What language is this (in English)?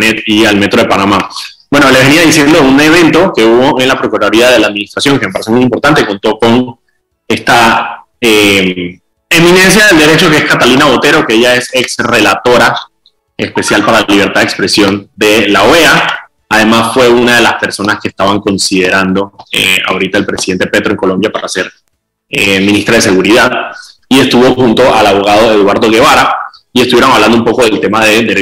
Spanish